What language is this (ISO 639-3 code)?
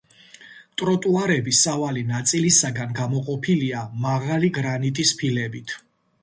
kat